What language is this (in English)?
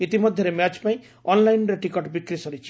Odia